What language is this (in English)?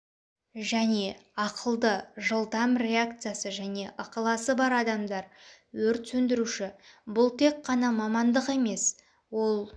Kazakh